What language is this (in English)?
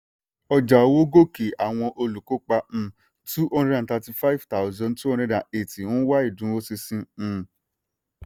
Yoruba